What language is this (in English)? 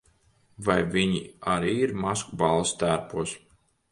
Latvian